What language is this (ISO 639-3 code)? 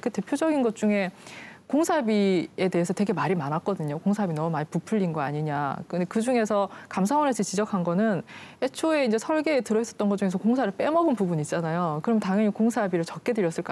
kor